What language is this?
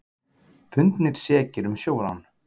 Icelandic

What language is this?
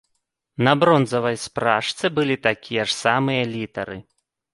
Belarusian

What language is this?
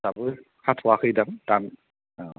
Bodo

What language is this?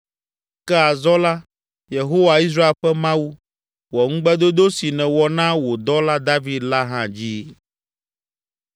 Ewe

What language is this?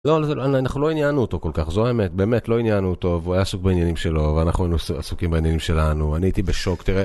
Hebrew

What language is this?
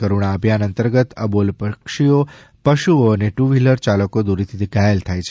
Gujarati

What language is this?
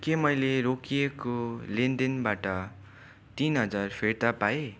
Nepali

